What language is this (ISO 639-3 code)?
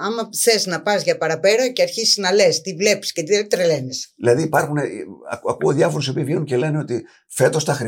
ell